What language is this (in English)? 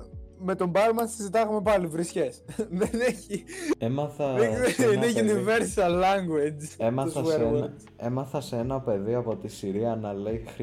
Greek